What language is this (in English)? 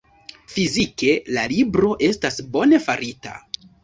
Esperanto